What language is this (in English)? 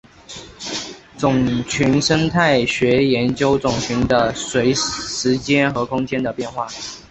Chinese